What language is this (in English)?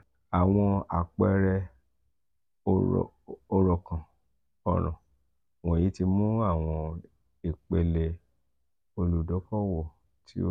Yoruba